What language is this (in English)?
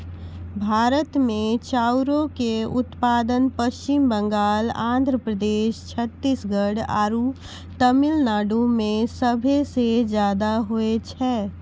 Maithili